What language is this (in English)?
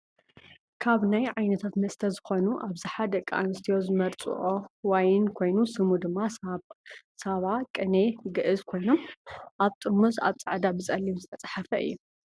Tigrinya